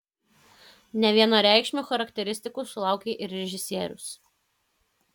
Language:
Lithuanian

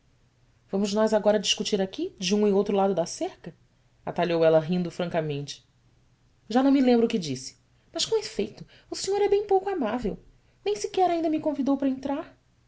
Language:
Portuguese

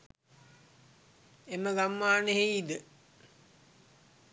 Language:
Sinhala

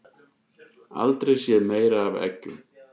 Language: Icelandic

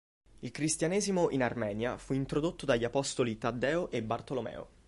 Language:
Italian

